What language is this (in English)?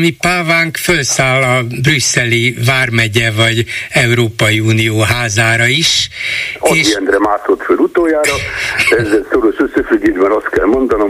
Hungarian